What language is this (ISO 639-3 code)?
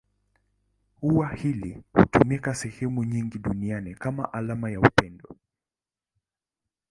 swa